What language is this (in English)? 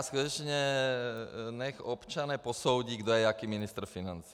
Czech